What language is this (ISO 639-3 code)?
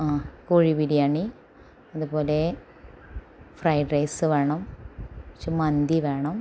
mal